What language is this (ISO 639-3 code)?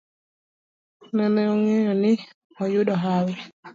luo